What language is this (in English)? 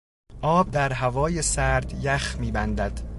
Persian